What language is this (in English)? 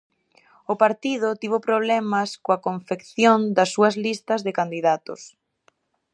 Galician